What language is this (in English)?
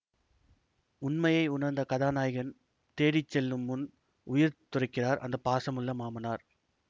Tamil